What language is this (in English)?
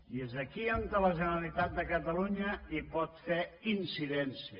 Catalan